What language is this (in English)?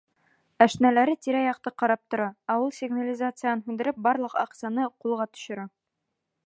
Bashkir